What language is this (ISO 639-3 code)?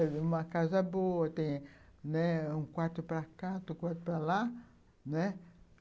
por